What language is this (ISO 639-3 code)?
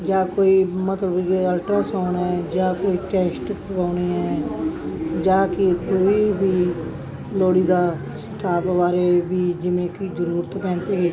pan